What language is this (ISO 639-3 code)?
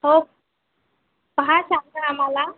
mar